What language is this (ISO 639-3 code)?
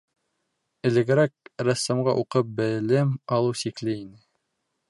bak